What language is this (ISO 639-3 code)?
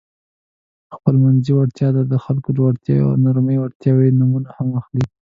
pus